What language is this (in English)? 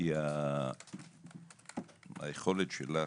Hebrew